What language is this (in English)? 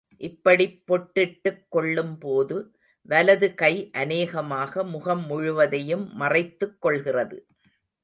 Tamil